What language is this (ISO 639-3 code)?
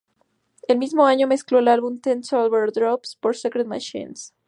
spa